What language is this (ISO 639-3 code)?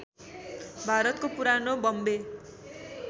nep